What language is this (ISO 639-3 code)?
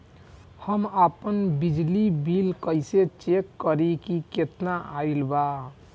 bho